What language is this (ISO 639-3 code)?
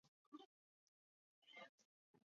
zho